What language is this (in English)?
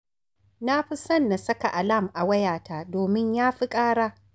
Hausa